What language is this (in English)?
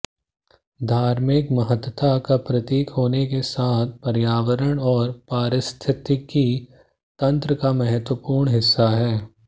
Hindi